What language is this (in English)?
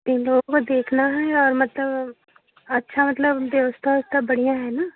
Hindi